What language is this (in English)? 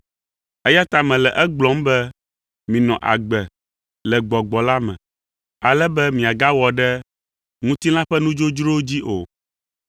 Ewe